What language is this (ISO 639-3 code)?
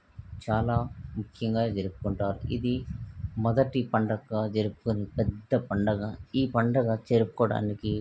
tel